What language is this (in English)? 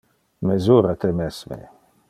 Interlingua